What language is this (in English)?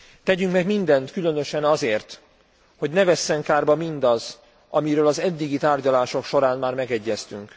Hungarian